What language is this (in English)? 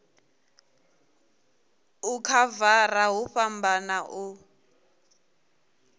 Venda